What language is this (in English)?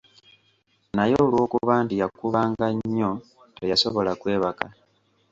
Ganda